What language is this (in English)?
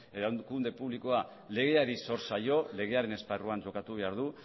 Basque